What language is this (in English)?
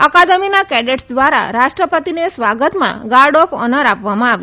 Gujarati